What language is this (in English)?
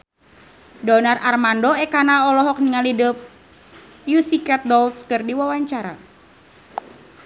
Sundanese